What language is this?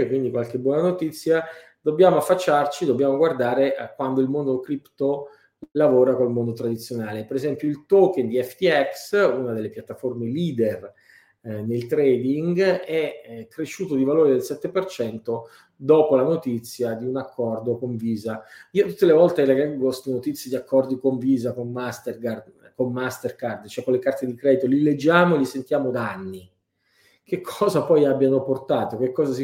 Italian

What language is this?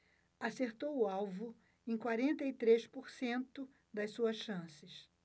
Portuguese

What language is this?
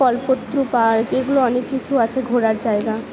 Bangla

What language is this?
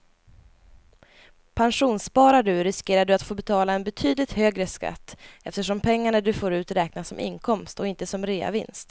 Swedish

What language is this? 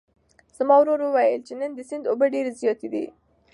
Pashto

